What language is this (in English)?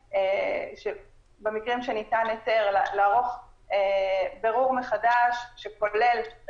Hebrew